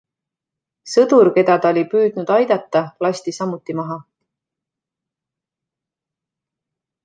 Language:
Estonian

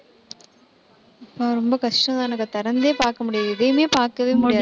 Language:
Tamil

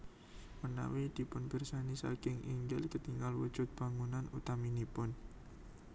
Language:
Javanese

